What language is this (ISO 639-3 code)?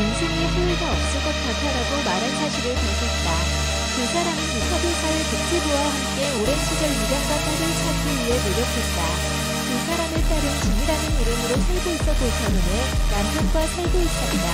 kor